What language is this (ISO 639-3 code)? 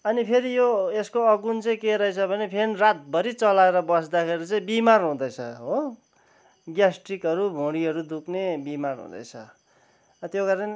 nep